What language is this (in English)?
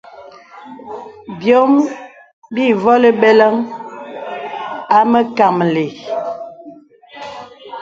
Bebele